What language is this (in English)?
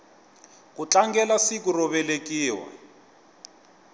Tsonga